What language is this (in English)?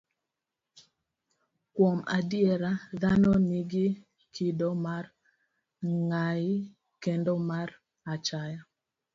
Luo (Kenya and Tanzania)